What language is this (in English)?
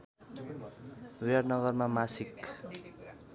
Nepali